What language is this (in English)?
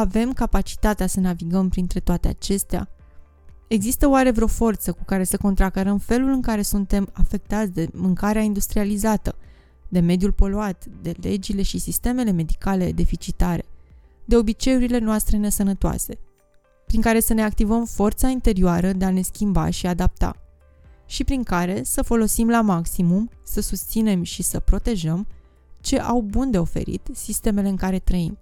Romanian